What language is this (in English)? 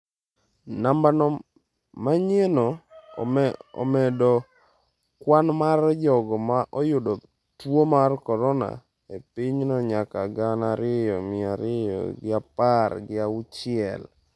Luo (Kenya and Tanzania)